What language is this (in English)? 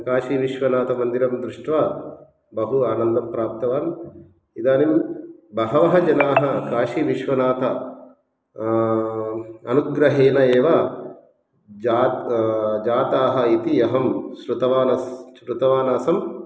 Sanskrit